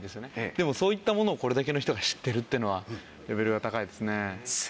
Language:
Japanese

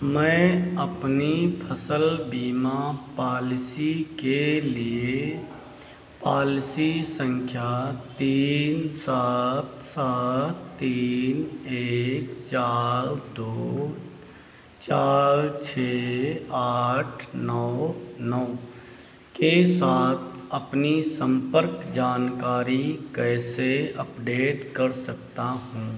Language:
Hindi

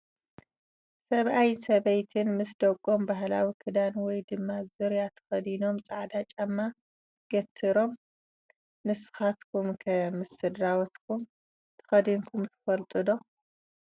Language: Tigrinya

